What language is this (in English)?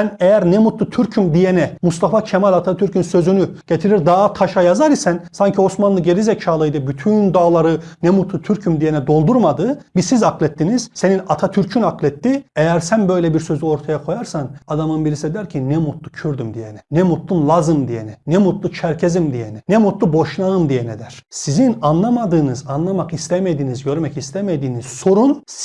Turkish